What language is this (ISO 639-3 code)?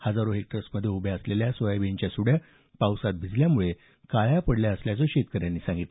mar